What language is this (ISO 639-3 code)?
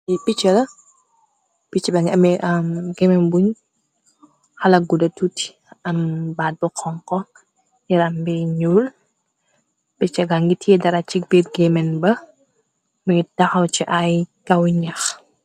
wol